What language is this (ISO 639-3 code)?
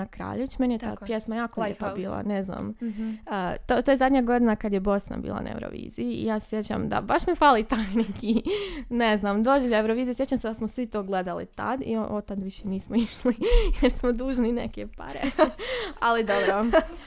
hrv